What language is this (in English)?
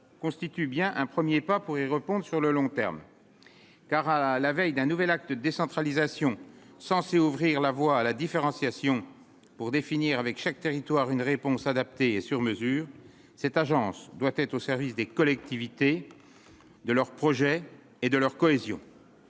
French